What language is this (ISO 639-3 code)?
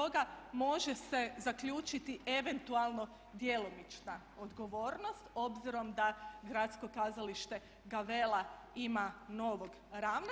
hrv